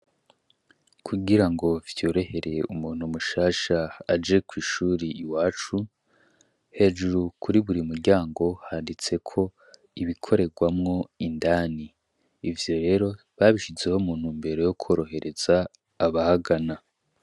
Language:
Rundi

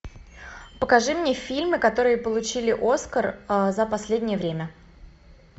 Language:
Russian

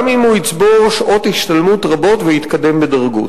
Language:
Hebrew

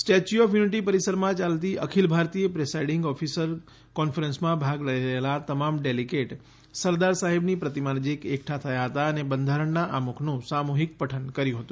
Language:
Gujarati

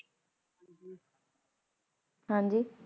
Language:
Punjabi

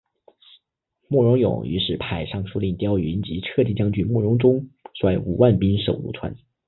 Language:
Chinese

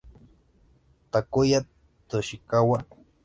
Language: Spanish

